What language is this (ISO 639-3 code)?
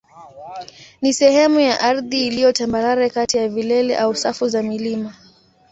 swa